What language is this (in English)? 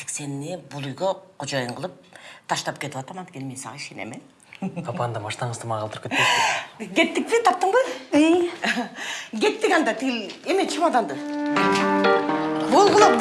Russian